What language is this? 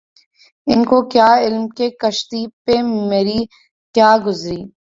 Urdu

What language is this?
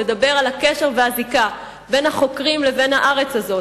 Hebrew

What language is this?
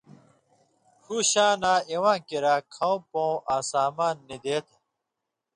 Indus Kohistani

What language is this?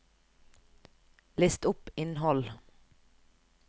Norwegian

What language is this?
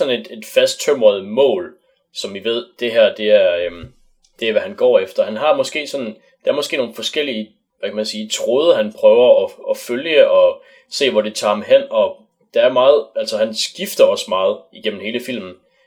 Danish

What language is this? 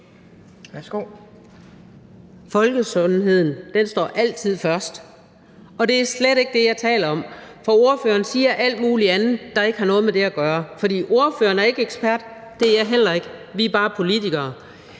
Danish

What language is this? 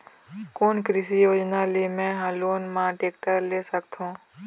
Chhattisgarhi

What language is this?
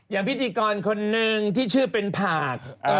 Thai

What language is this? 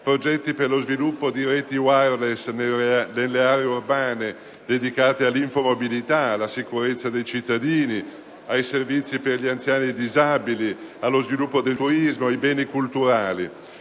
Italian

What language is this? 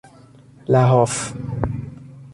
Persian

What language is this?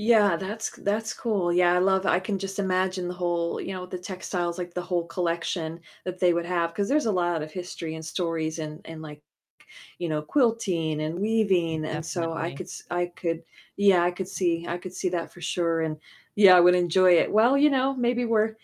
English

